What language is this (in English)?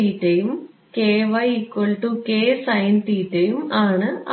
Malayalam